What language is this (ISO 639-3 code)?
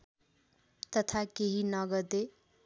nep